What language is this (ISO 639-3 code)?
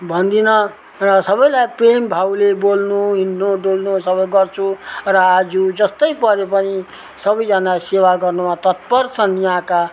nep